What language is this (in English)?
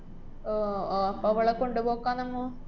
Malayalam